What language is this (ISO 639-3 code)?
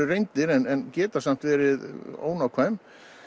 isl